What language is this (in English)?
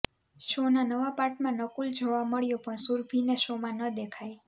Gujarati